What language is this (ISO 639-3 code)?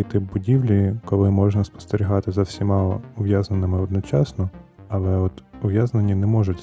ukr